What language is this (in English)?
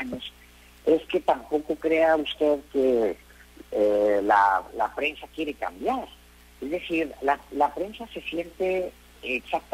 Spanish